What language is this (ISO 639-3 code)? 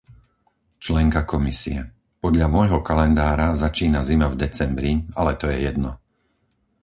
slk